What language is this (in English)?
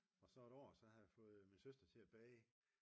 Danish